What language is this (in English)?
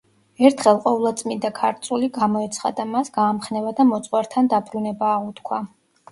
Georgian